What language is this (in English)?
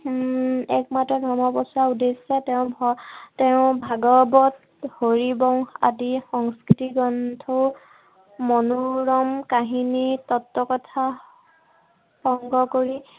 Assamese